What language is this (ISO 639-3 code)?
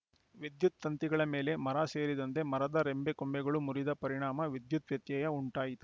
kan